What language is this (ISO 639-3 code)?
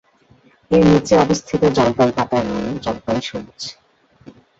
ben